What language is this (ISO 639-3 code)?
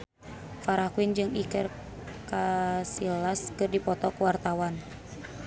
sun